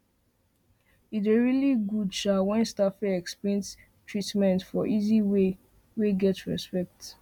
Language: Nigerian Pidgin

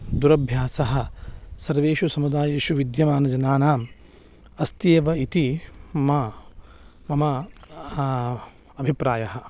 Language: Sanskrit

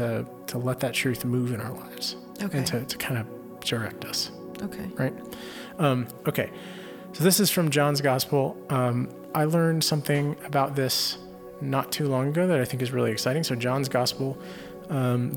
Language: English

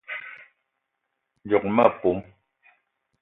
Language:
Eton (Cameroon)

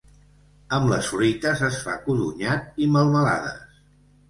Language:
Catalan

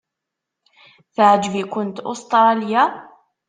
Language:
Kabyle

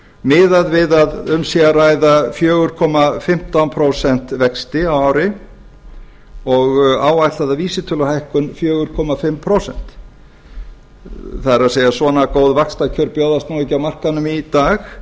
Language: Icelandic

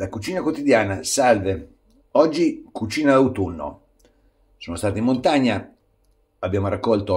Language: Italian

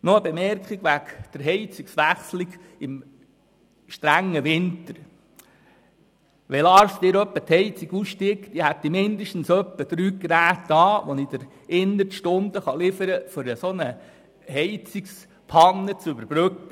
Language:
Swiss German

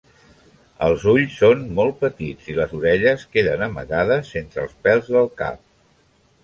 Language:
Catalan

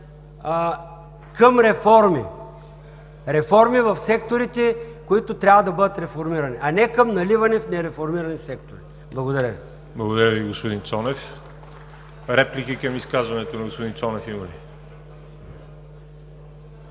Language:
Bulgarian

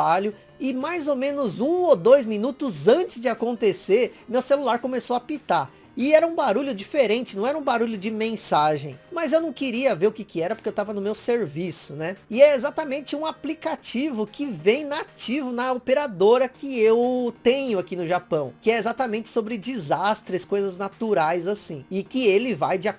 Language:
Portuguese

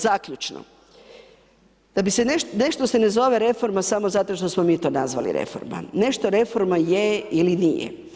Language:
Croatian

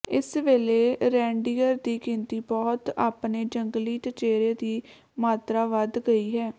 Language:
Punjabi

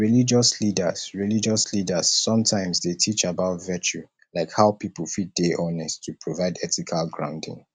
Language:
Nigerian Pidgin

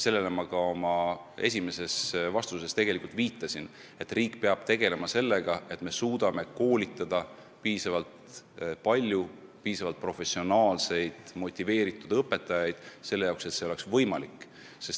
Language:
Estonian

